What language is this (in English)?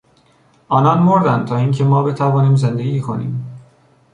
Persian